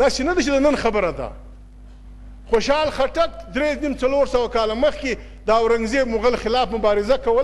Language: Turkish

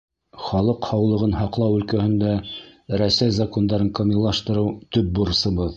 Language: Bashkir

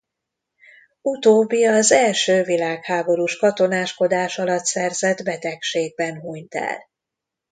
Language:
Hungarian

